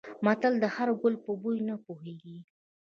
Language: Pashto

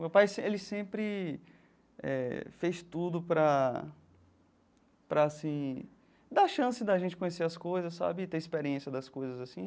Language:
Portuguese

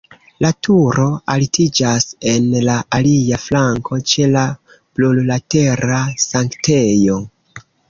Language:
Esperanto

